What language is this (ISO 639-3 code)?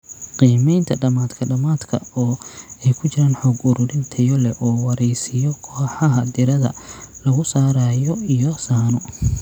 som